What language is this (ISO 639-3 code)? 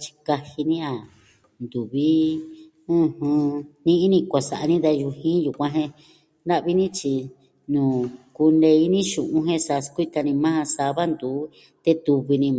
meh